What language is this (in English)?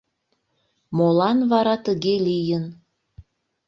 Mari